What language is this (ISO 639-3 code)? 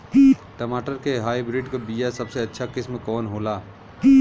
bho